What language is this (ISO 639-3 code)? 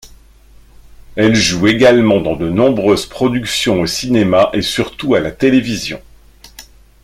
fra